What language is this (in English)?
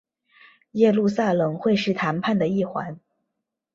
Chinese